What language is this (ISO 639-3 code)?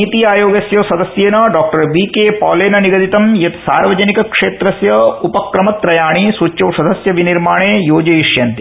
san